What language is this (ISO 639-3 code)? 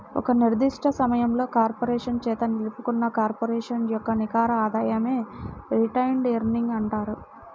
tel